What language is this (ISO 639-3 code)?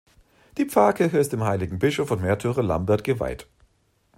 deu